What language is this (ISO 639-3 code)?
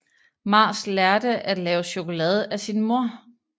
dan